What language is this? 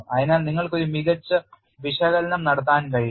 Malayalam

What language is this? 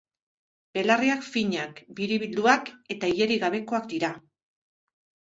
Basque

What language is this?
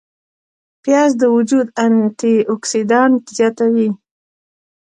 Pashto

